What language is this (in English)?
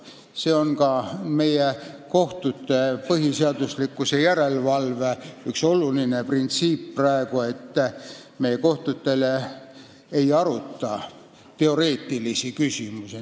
Estonian